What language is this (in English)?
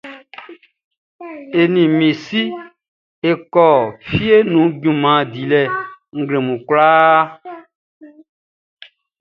Baoulé